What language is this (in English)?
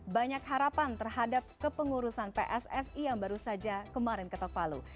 Indonesian